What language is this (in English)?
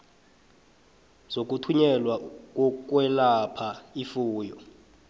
South Ndebele